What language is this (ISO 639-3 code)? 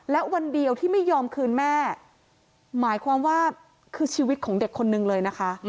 tha